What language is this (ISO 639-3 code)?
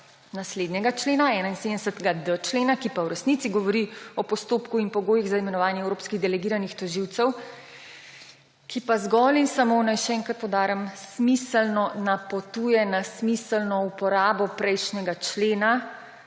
slv